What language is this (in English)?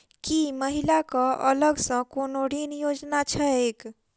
Maithili